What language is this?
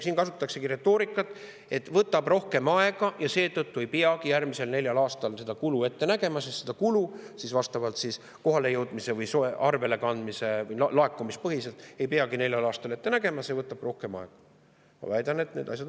Estonian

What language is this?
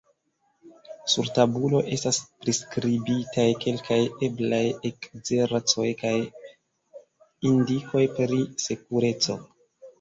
Esperanto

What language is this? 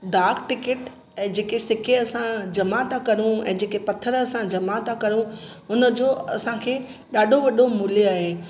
Sindhi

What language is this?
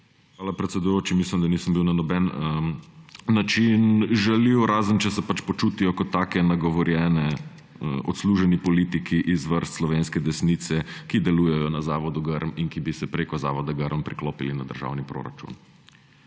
Slovenian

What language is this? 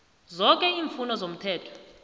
South Ndebele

